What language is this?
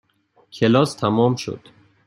Persian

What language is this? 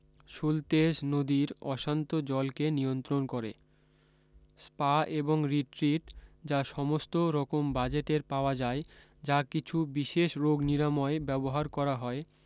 Bangla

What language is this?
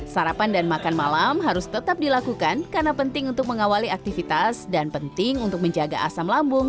Indonesian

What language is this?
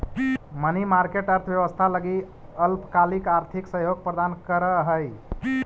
Magahi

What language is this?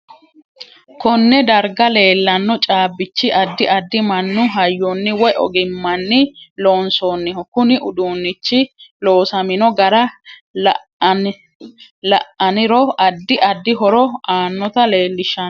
Sidamo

